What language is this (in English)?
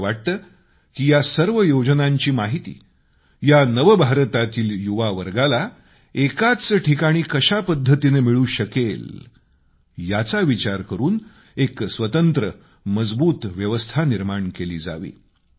Marathi